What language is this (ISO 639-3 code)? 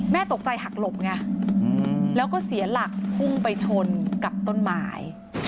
tha